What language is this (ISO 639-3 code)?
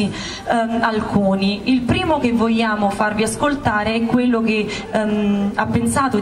ita